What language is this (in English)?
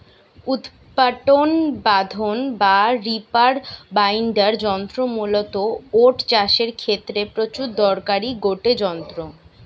Bangla